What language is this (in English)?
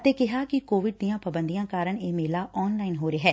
Punjabi